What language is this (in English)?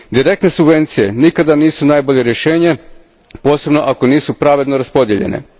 Croatian